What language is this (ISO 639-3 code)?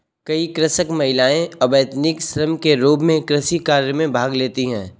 hin